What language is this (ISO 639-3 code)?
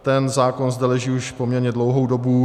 ces